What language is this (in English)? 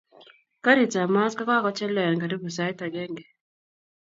Kalenjin